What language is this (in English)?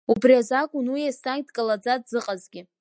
Abkhazian